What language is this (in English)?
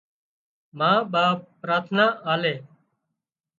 Wadiyara Koli